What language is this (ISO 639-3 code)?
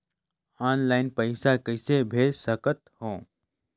hne